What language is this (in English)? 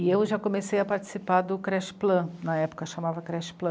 Portuguese